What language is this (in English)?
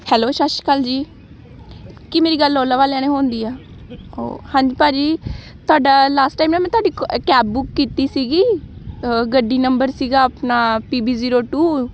Punjabi